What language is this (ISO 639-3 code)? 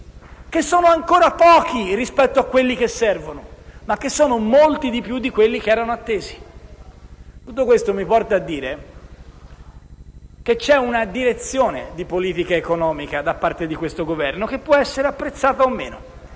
ita